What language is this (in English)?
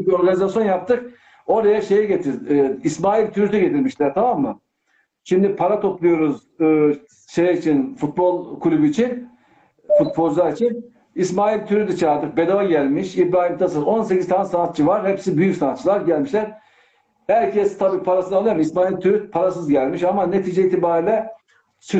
Turkish